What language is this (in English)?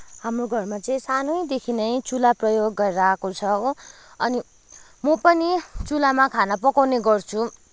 Nepali